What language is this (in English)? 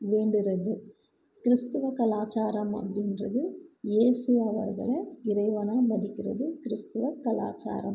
Tamil